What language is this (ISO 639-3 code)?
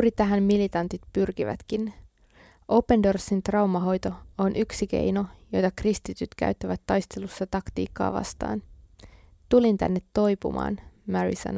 fin